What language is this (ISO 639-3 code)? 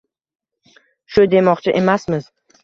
uzb